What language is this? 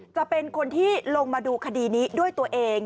Thai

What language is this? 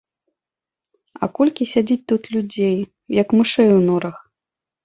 Belarusian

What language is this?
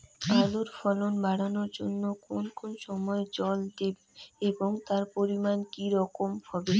Bangla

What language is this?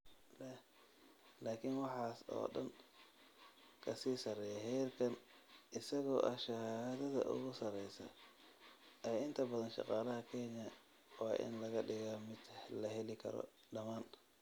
Somali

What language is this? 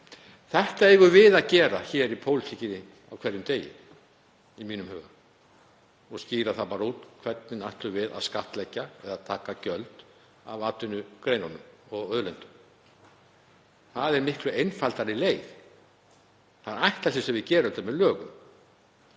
Icelandic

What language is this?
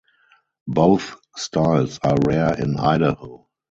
English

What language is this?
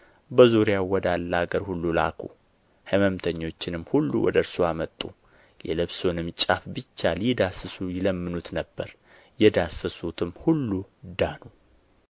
Amharic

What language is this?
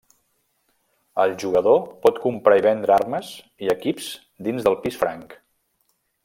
Catalan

